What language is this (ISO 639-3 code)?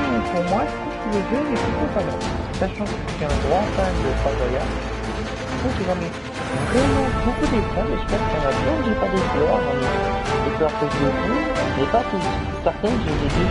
fra